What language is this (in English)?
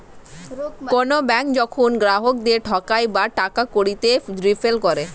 Bangla